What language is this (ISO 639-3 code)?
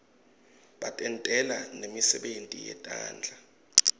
ssw